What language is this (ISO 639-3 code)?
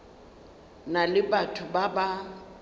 nso